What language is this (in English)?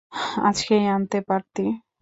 Bangla